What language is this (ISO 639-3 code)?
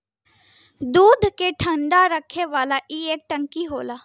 bho